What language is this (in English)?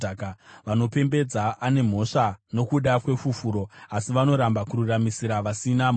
Shona